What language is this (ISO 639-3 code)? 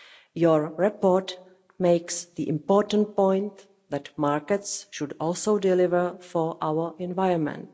eng